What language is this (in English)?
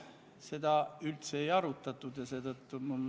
Estonian